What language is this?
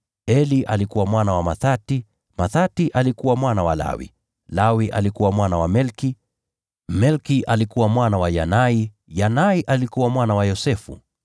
Swahili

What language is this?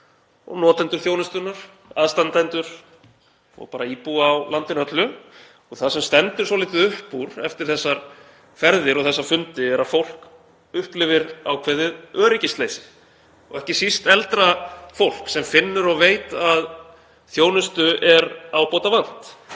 Icelandic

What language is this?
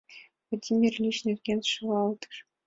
Mari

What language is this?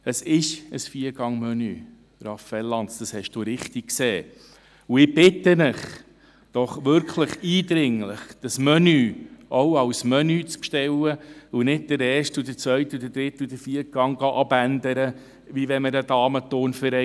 Swiss German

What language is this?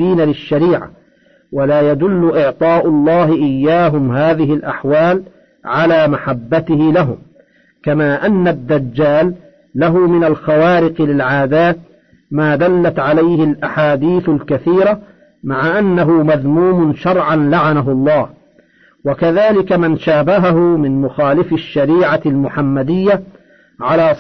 Arabic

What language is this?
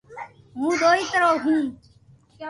Loarki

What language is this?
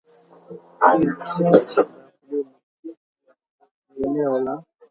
Swahili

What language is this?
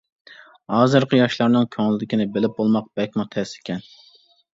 Uyghur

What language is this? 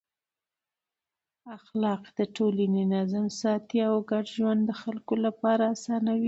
Pashto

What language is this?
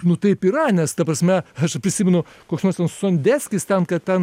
Lithuanian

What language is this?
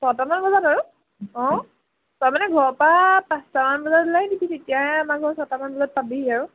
Assamese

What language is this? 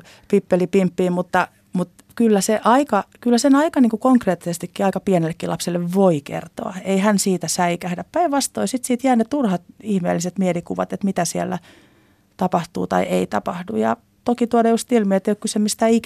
Finnish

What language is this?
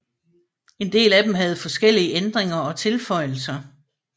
Danish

